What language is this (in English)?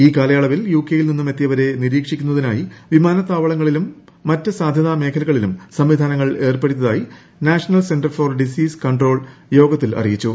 Malayalam